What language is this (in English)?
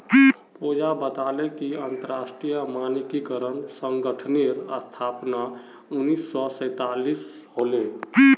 Magahi